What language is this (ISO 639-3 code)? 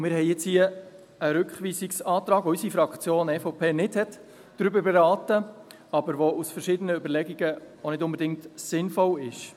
gsw